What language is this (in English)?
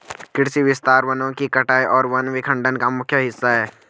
Hindi